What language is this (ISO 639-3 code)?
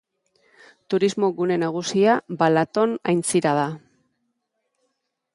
eus